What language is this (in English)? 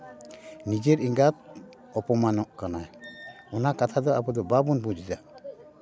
Santali